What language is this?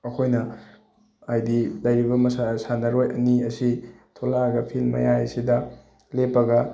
Manipuri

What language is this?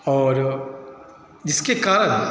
Hindi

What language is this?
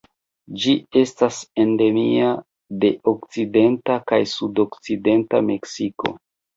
Esperanto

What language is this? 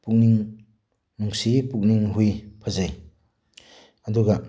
Manipuri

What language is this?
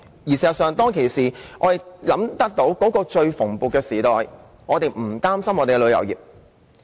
Cantonese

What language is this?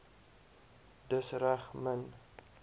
Afrikaans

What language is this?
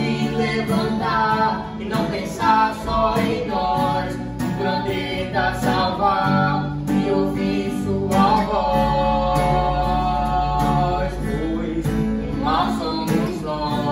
Portuguese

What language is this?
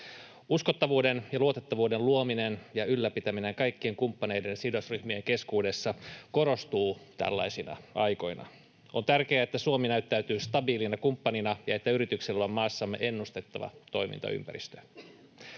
Finnish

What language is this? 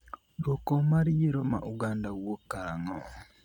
Luo (Kenya and Tanzania)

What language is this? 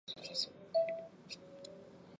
Chinese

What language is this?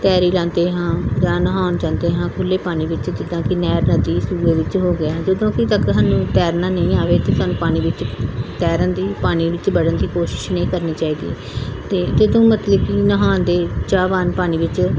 Punjabi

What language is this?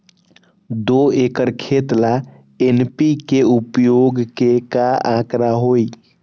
Magahi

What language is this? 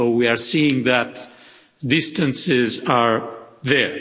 English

